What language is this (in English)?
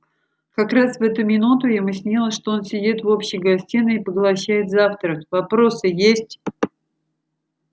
Russian